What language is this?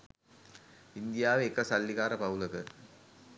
Sinhala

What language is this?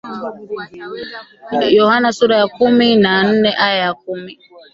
Swahili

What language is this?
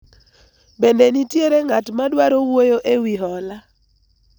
Luo (Kenya and Tanzania)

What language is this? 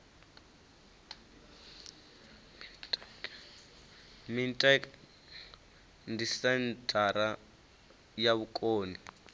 Venda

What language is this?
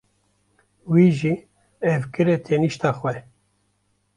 Kurdish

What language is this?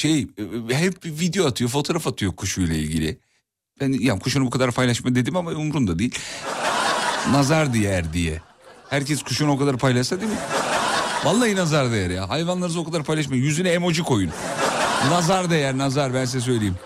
Turkish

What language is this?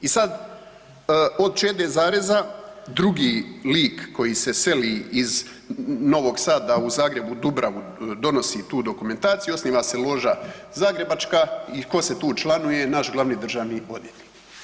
Croatian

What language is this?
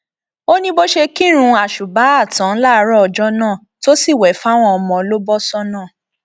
Yoruba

